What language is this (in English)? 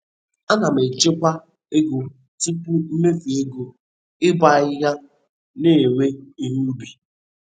Igbo